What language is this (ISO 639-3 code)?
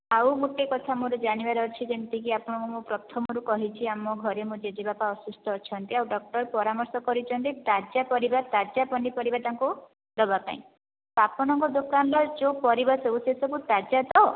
ori